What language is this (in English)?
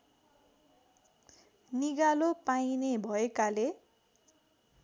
Nepali